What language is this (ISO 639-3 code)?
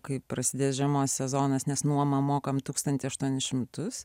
lit